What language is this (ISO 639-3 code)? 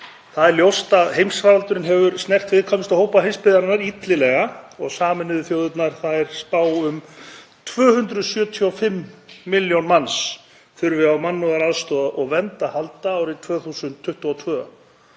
isl